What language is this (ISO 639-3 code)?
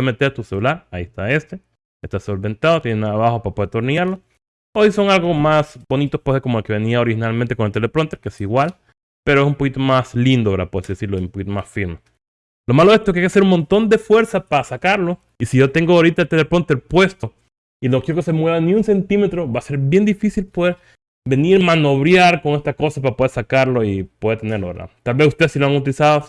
spa